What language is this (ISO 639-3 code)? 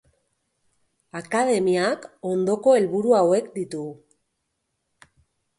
eus